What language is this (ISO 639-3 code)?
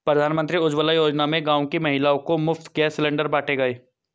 hin